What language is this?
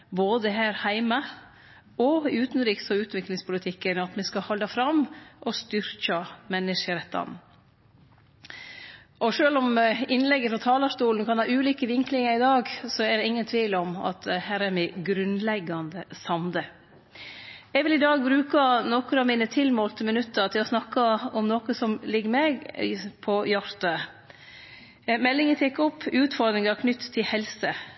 Norwegian Nynorsk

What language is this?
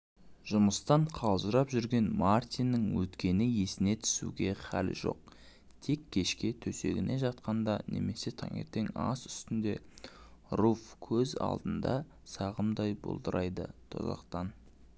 Kazakh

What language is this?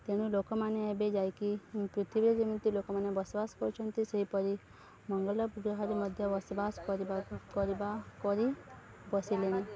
Odia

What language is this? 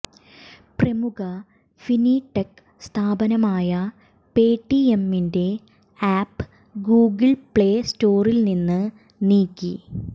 Malayalam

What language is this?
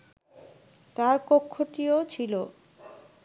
Bangla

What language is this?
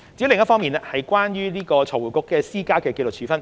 Cantonese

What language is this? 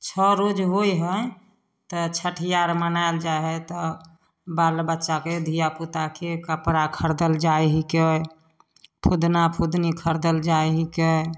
Maithili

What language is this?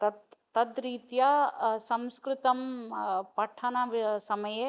Sanskrit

